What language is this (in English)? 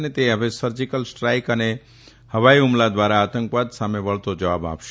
Gujarati